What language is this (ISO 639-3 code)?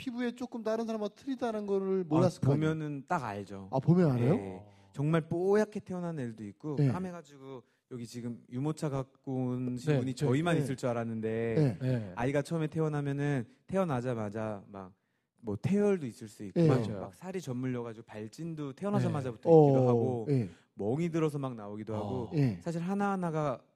kor